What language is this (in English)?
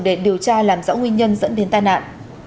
Vietnamese